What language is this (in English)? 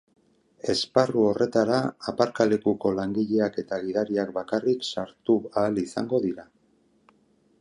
Basque